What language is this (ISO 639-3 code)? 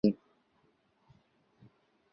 zho